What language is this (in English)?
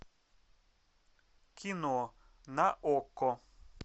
Russian